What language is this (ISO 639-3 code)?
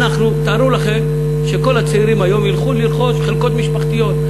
heb